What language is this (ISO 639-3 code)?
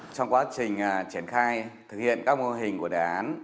vie